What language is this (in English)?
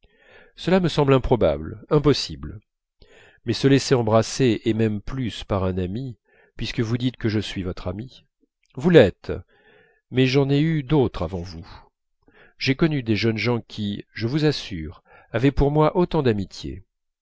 French